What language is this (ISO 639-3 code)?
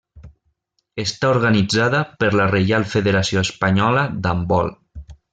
cat